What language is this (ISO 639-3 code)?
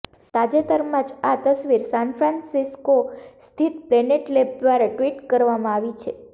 guj